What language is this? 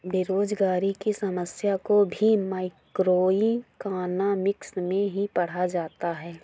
Hindi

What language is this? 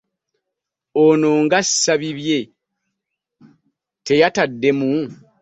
Ganda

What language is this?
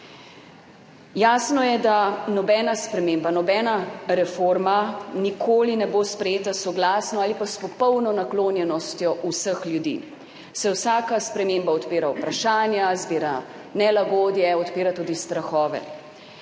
Slovenian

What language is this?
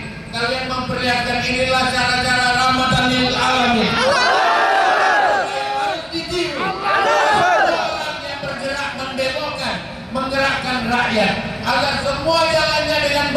Indonesian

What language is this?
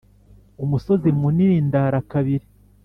Kinyarwanda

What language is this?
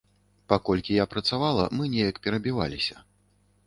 Belarusian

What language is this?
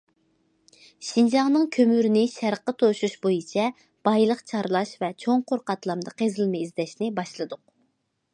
Uyghur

